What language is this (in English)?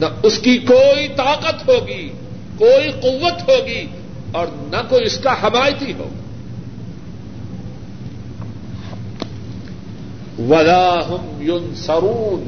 Urdu